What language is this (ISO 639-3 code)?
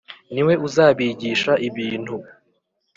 kin